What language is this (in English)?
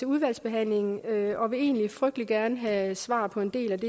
Danish